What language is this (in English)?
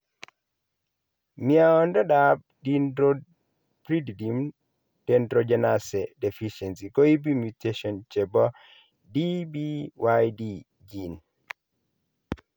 Kalenjin